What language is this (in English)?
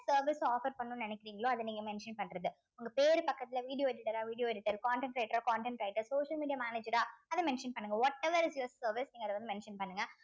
Tamil